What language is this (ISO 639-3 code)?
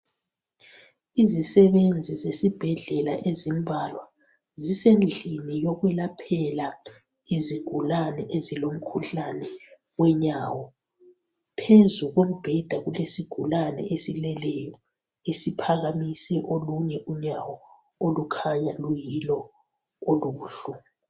nde